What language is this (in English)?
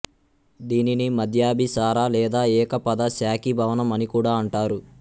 Telugu